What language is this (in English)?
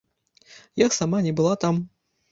Belarusian